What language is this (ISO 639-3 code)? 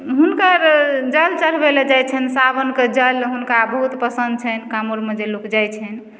mai